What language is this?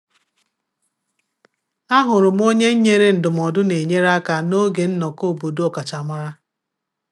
Igbo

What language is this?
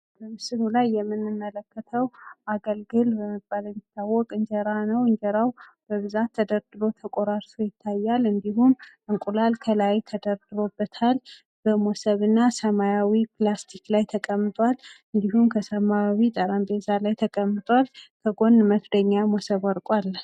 Amharic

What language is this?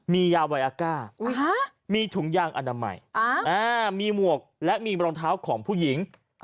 Thai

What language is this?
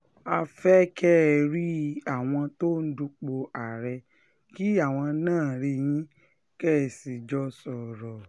Yoruba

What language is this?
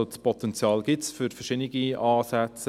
Swiss German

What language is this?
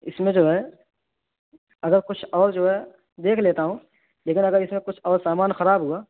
Urdu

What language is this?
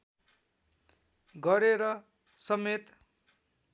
Nepali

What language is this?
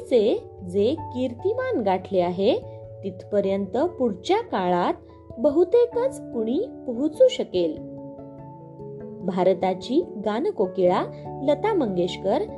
Marathi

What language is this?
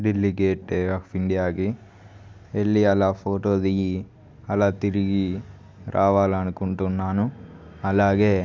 Telugu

